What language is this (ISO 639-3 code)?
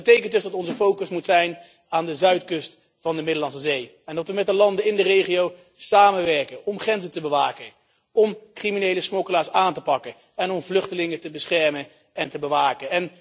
nld